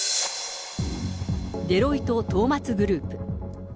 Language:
Japanese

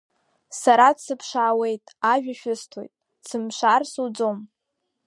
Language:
Abkhazian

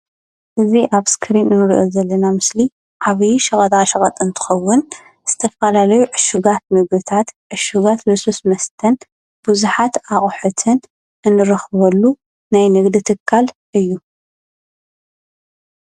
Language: Tigrinya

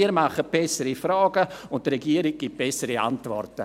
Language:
Swiss German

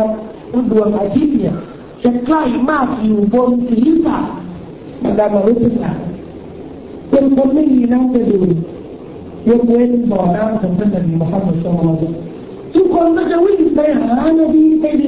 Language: Thai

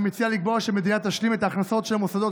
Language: Hebrew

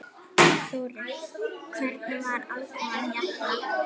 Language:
Icelandic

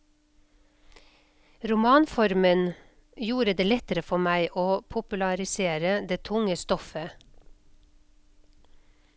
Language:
Norwegian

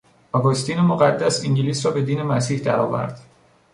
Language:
Persian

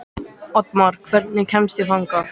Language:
Icelandic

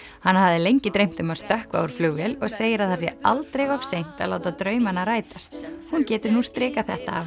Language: Icelandic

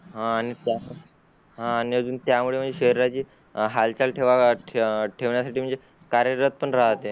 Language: Marathi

